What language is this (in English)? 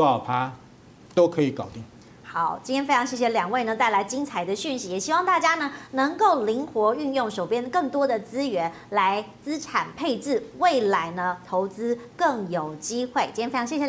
Chinese